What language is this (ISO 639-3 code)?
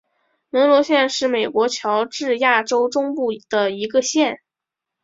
zho